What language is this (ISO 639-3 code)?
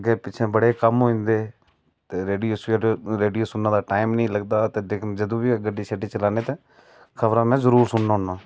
doi